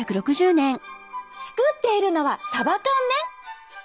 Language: Japanese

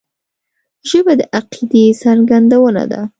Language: Pashto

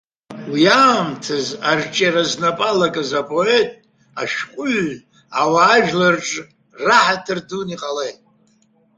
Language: Abkhazian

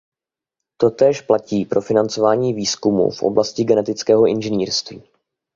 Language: Czech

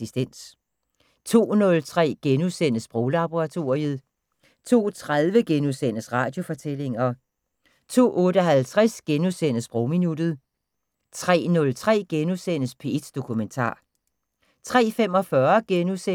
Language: Danish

